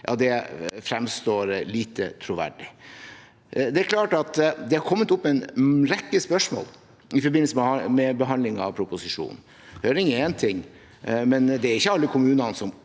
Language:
Norwegian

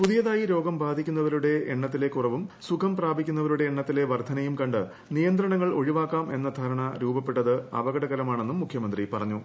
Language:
Malayalam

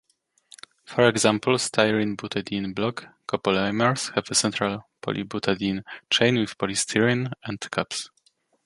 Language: English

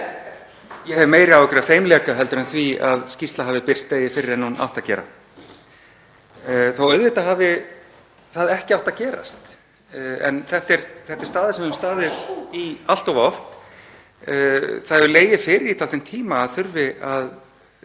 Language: Icelandic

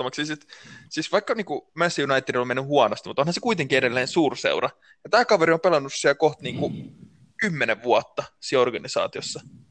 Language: Finnish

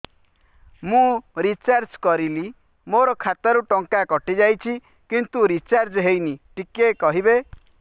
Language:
Odia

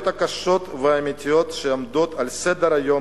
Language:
Hebrew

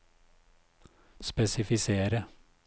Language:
Norwegian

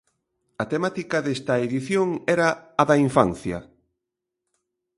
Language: Galician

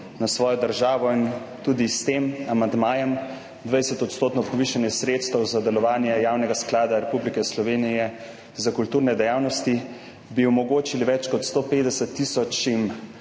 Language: Slovenian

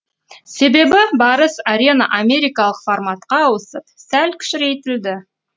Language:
Kazakh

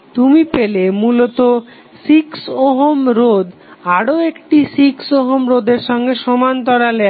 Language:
Bangla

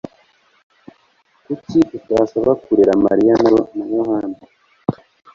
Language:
Kinyarwanda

